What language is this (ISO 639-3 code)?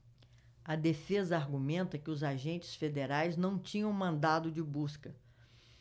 por